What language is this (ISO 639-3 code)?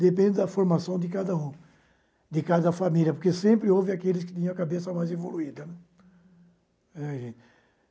por